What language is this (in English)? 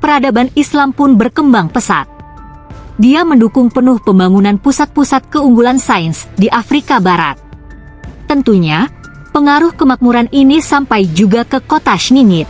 Indonesian